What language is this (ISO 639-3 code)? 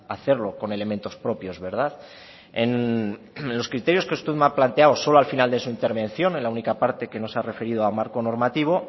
spa